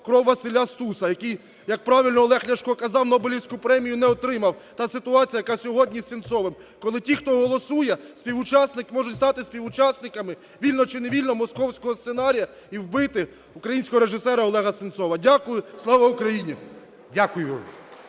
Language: Ukrainian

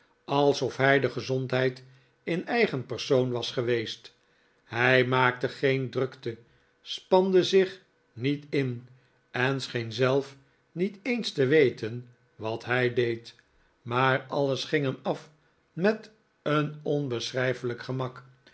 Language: Dutch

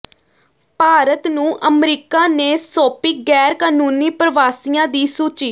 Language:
Punjabi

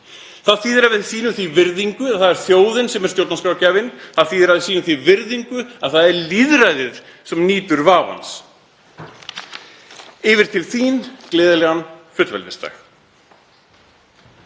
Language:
Icelandic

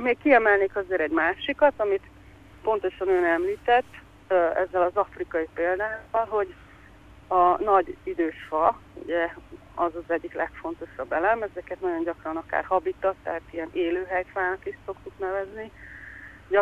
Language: Hungarian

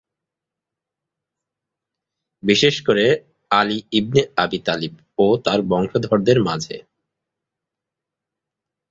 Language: Bangla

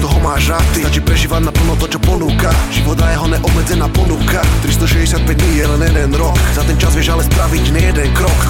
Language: Slovak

